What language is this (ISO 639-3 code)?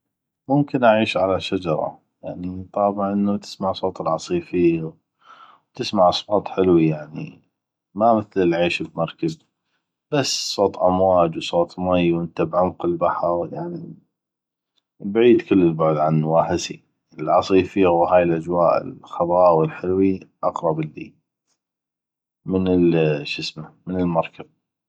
ayp